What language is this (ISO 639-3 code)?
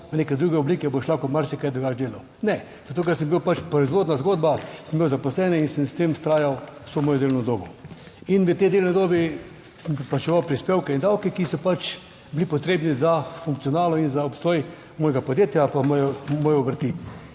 slv